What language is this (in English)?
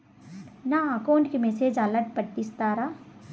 Telugu